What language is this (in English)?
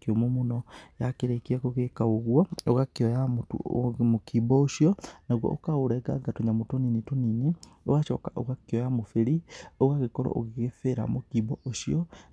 Kikuyu